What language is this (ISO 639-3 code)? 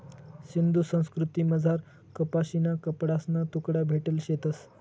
mar